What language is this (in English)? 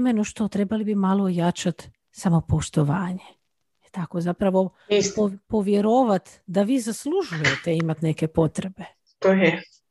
Croatian